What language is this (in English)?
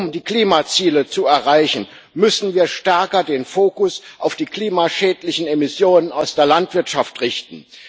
German